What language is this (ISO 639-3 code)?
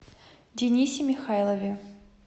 rus